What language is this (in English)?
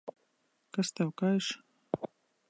Latvian